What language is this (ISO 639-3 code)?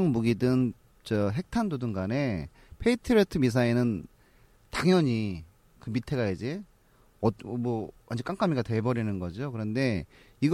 kor